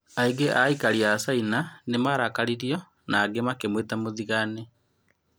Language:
Kikuyu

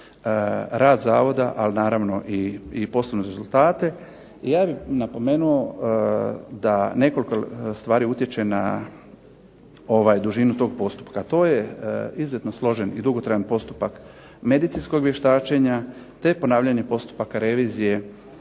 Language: Croatian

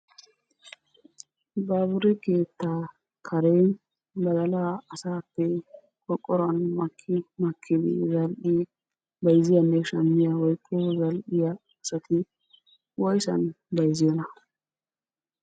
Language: Wolaytta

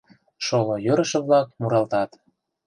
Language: Mari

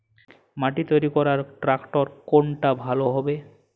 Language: Bangla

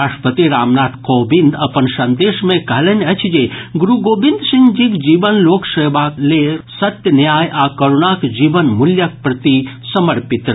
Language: Maithili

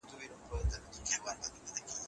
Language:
Pashto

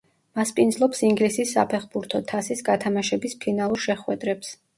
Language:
Georgian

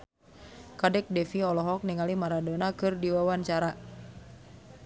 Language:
Sundanese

